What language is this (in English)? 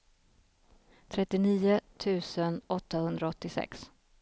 Swedish